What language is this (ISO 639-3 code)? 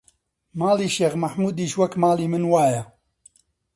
ckb